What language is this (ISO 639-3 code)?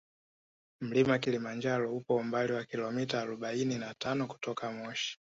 swa